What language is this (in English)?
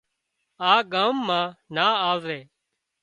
Wadiyara Koli